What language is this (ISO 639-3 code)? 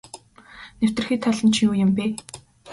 mon